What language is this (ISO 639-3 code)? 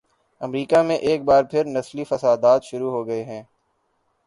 urd